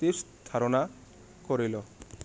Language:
Assamese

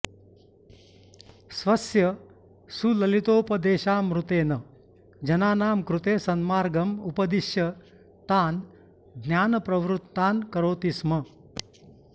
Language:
Sanskrit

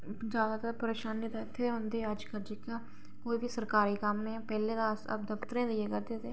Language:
Dogri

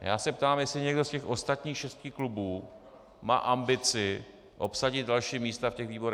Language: Czech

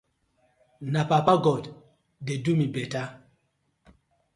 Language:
Nigerian Pidgin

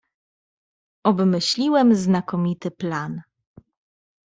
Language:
Polish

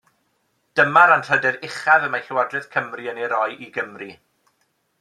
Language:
Welsh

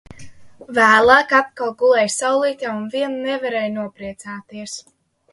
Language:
Latvian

